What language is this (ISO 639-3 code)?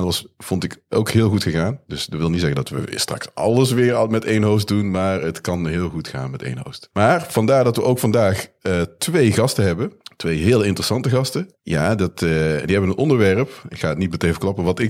nld